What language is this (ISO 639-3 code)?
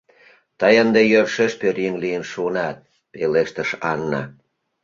chm